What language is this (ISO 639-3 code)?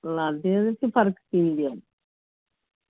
doi